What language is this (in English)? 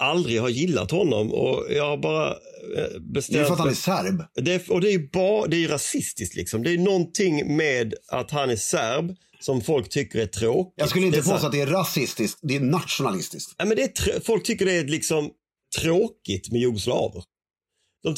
Swedish